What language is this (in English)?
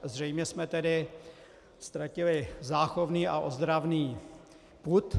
Czech